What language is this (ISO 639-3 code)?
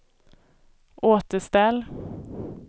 swe